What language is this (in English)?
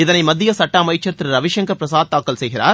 Tamil